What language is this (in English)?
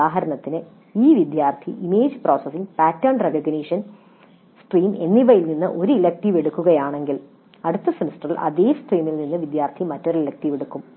Malayalam